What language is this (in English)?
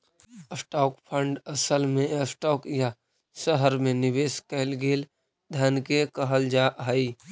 Magahi